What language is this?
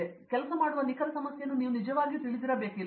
Kannada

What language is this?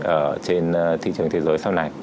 Vietnamese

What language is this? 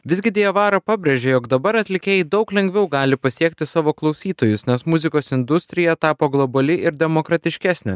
Lithuanian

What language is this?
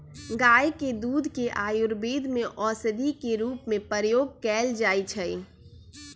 Magahi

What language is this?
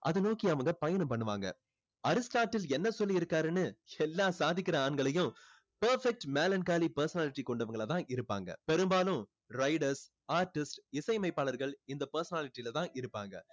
Tamil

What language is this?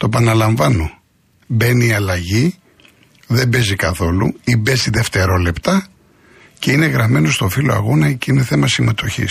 Greek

